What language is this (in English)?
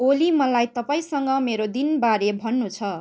Nepali